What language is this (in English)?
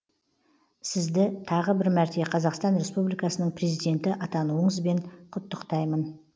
Kazakh